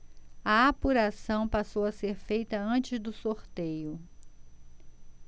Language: Portuguese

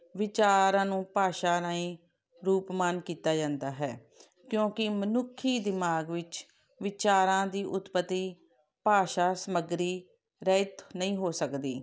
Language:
Punjabi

